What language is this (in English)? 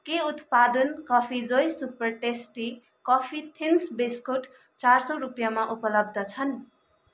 Nepali